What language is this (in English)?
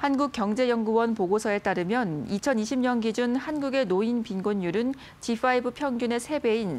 Korean